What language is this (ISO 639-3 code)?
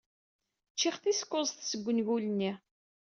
kab